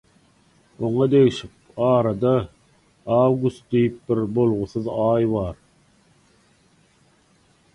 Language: Turkmen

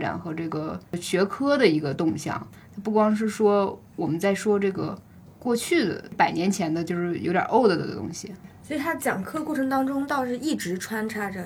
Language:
Chinese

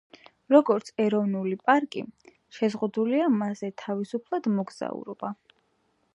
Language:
Georgian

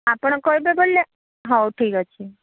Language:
Odia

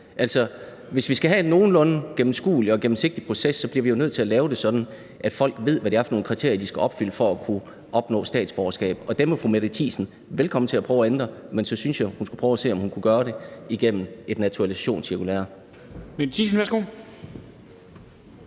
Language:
Danish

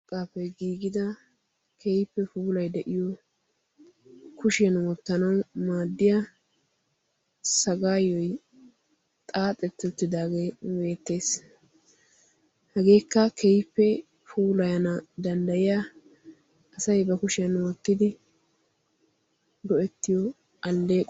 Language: Wolaytta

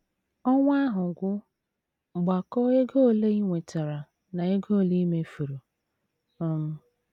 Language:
Igbo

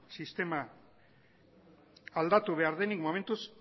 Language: Basque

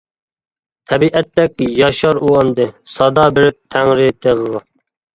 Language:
Uyghur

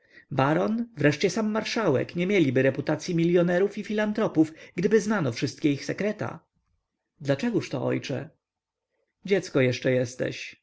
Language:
Polish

